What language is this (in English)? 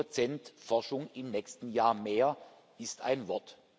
German